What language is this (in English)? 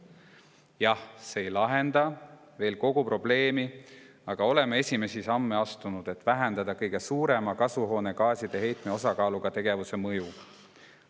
Estonian